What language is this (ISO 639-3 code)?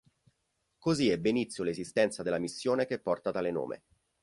ita